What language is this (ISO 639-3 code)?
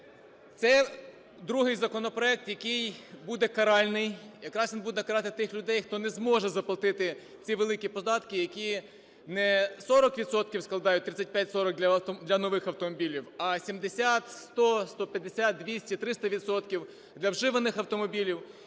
ukr